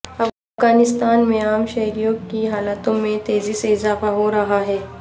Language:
Urdu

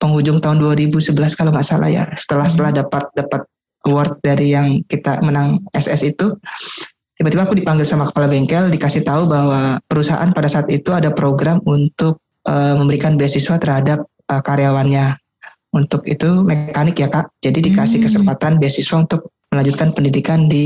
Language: Indonesian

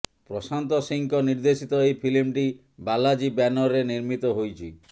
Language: Odia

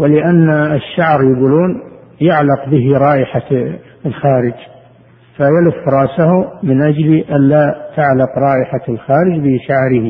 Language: Arabic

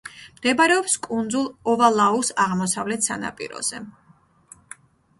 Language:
Georgian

